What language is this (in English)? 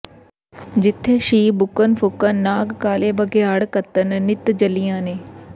Punjabi